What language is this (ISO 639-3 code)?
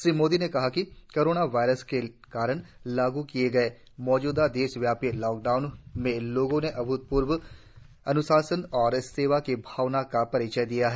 hin